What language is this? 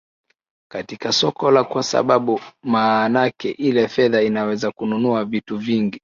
Swahili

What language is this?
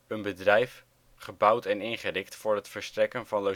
Dutch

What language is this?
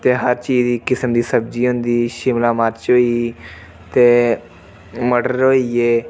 Dogri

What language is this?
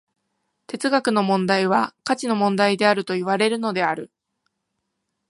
Japanese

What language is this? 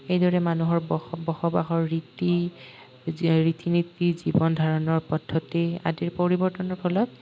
Assamese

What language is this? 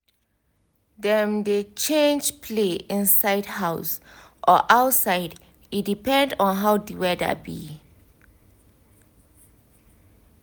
Nigerian Pidgin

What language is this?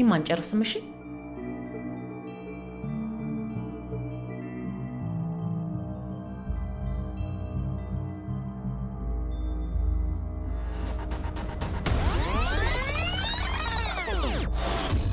Arabic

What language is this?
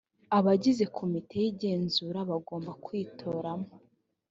Kinyarwanda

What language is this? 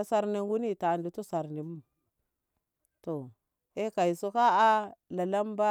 Ngamo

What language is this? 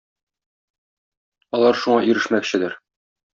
Tatar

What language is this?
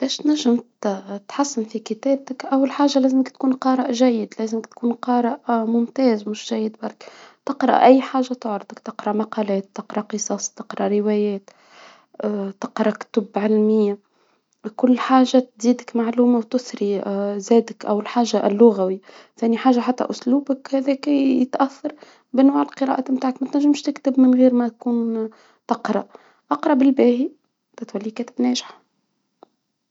Tunisian Arabic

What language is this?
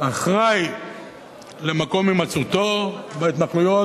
Hebrew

